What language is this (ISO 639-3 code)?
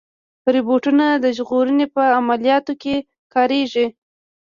pus